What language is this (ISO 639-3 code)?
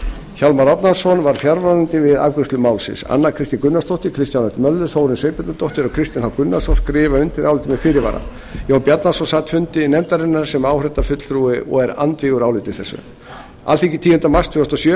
isl